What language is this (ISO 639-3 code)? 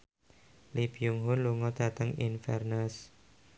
jav